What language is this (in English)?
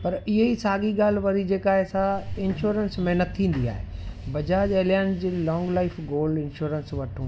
Sindhi